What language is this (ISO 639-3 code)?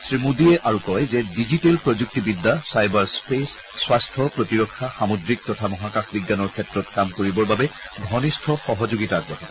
asm